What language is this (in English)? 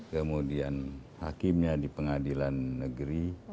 Indonesian